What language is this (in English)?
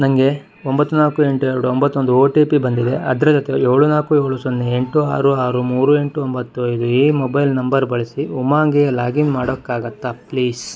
Kannada